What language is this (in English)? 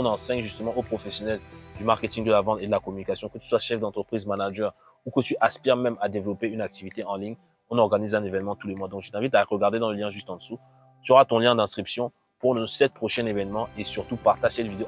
French